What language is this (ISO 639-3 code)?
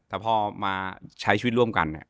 tha